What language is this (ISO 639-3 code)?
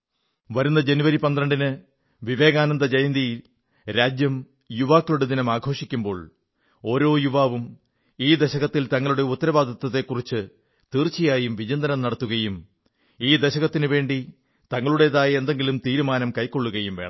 mal